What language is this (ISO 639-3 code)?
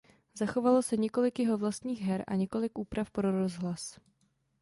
ces